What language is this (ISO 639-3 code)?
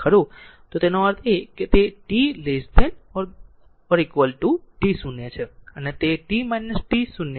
guj